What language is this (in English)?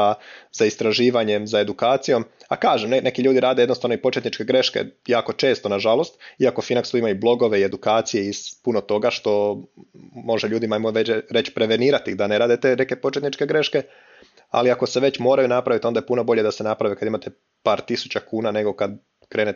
Croatian